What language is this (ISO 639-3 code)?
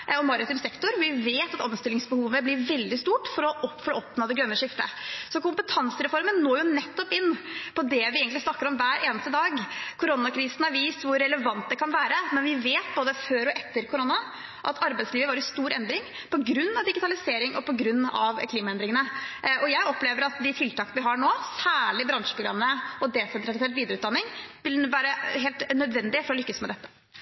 nob